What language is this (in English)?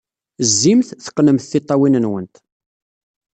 Kabyle